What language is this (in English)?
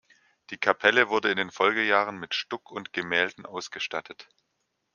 German